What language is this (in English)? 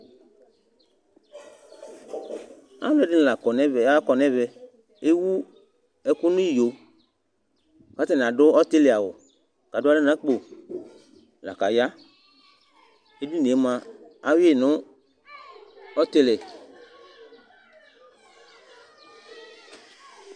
Ikposo